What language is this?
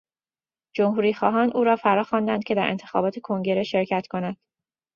Persian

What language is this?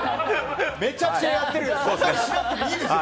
Japanese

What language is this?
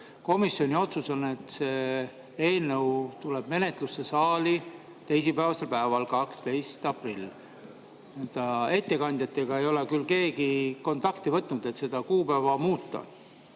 Estonian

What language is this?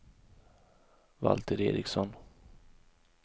Swedish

